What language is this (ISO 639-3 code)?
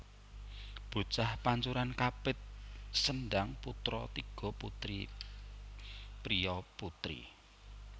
jav